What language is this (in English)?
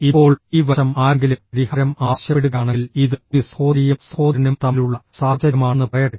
Malayalam